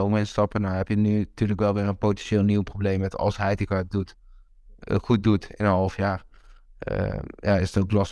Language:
Dutch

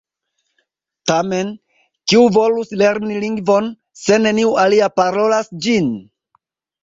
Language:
Esperanto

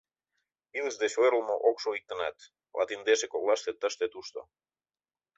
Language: Mari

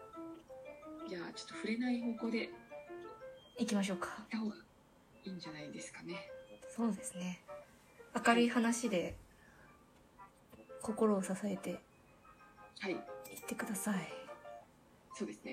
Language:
Japanese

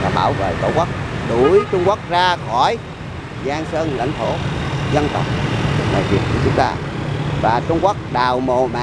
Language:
Vietnamese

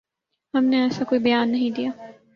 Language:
Urdu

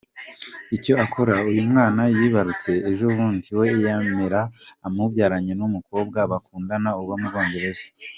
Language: Kinyarwanda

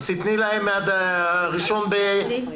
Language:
Hebrew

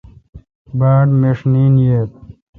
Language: Kalkoti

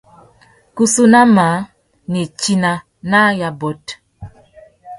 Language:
Tuki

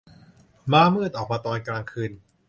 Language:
Thai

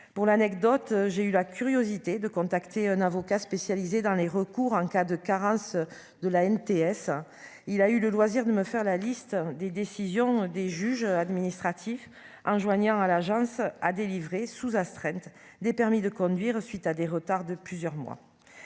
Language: French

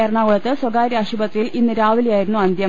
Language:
Malayalam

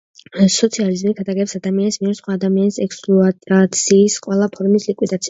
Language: Georgian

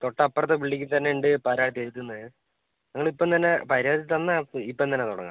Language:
Malayalam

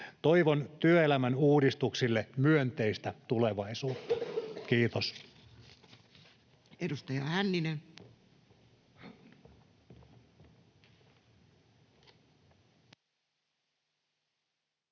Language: Finnish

